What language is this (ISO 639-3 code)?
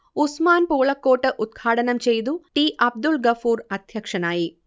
mal